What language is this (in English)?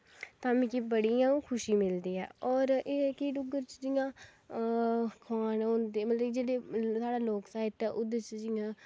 Dogri